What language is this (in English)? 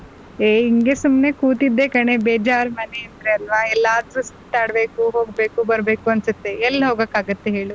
Kannada